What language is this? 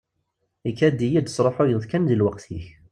Kabyle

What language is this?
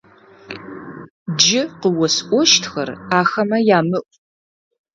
Adyghe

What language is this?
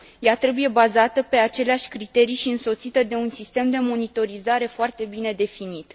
Romanian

